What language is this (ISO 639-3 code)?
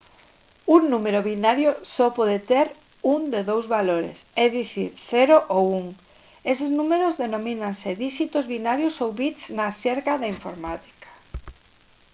glg